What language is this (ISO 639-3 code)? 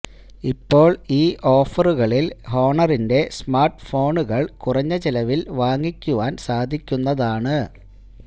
mal